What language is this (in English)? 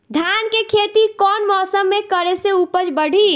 Bhojpuri